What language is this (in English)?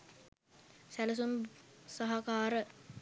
Sinhala